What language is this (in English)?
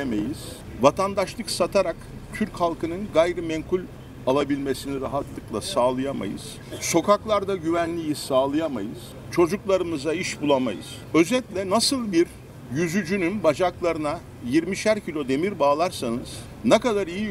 Turkish